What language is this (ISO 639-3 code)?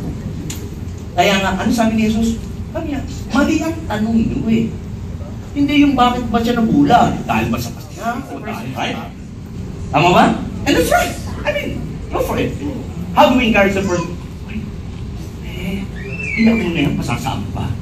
fil